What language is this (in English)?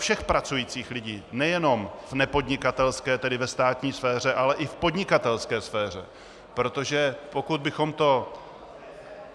Czech